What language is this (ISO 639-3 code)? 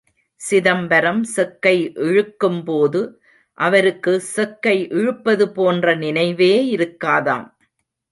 tam